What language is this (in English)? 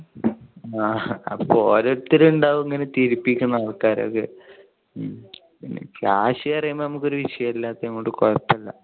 Malayalam